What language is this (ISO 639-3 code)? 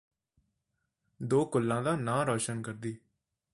pan